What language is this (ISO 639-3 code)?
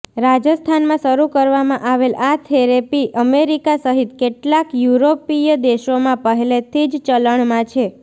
guj